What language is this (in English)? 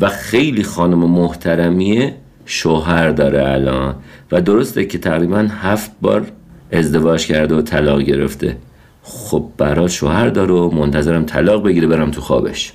Persian